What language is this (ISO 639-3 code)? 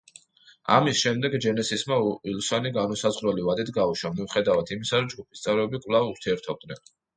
kat